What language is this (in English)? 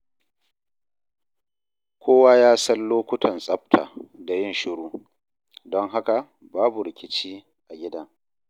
Hausa